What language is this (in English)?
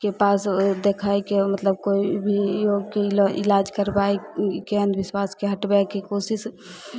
Maithili